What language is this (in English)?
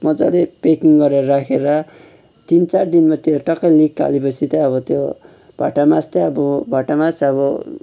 Nepali